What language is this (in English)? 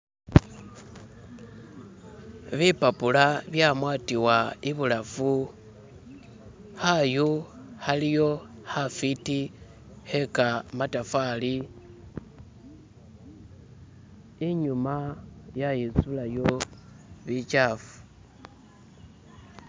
Masaaba